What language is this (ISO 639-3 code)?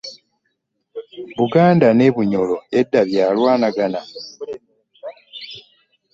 lug